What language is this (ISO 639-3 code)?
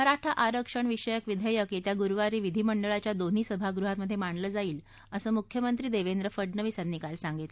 mar